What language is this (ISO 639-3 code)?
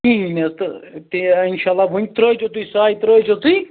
kas